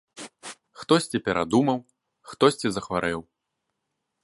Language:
Belarusian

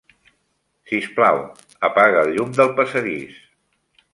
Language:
Catalan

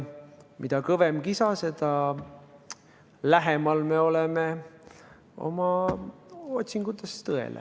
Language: Estonian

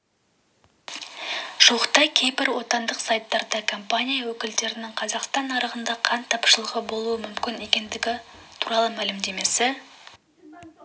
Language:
Kazakh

